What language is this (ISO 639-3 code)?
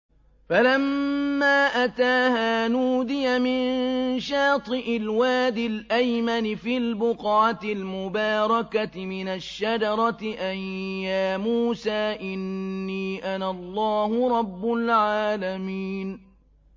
ara